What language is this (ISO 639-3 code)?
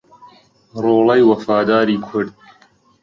ckb